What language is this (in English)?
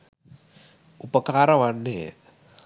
Sinhala